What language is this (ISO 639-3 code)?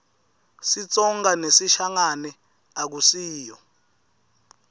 ssw